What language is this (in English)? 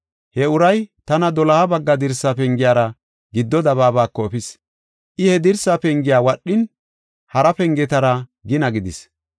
Gofa